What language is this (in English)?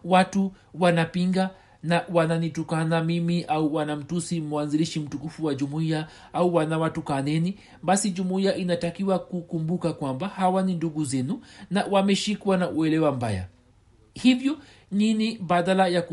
Swahili